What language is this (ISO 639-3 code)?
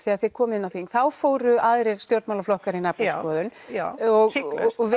isl